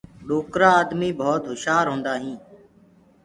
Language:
Gurgula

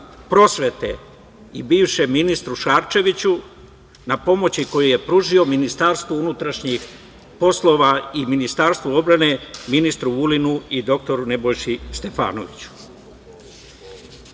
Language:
Serbian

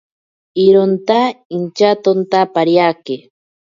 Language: Ashéninka Perené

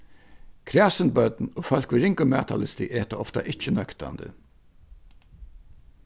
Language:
Faroese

